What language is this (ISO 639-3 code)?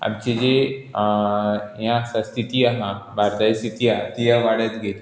kok